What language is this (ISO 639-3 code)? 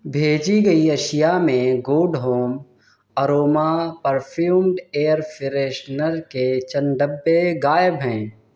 urd